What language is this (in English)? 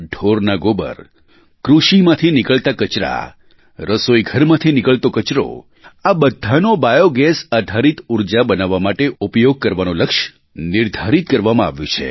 Gujarati